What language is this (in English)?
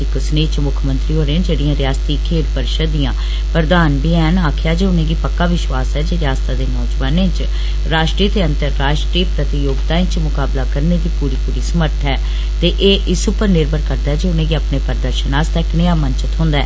Dogri